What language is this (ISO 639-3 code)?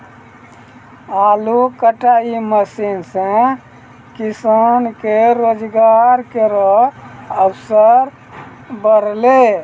mai